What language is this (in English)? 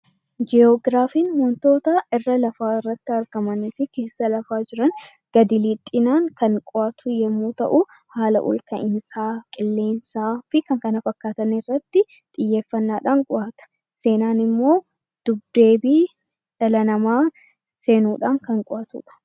Oromo